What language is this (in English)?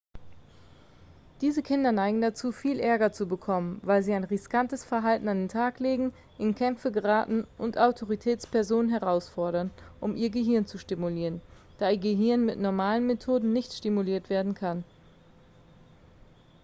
German